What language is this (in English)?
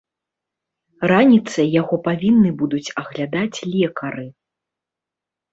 Belarusian